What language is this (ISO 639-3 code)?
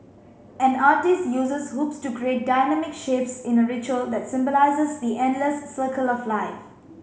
eng